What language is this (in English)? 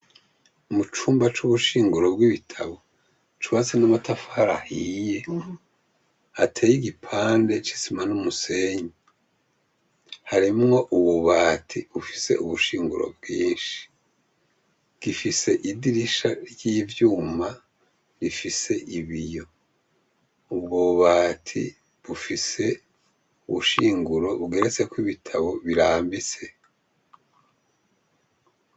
Rundi